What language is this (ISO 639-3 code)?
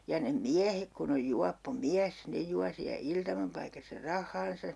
fin